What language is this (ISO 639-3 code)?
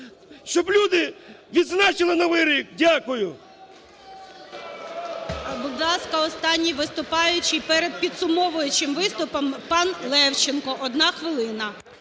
ukr